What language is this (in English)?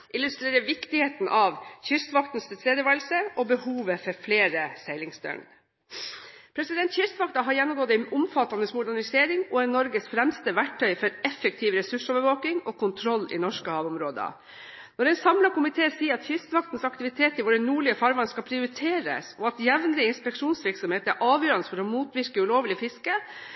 Norwegian Bokmål